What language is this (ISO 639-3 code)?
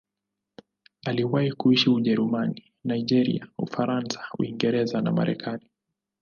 swa